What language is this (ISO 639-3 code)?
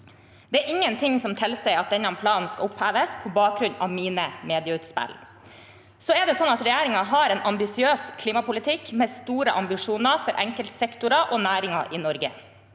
nor